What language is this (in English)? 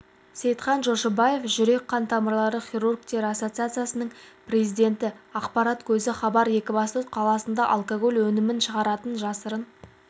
Kazakh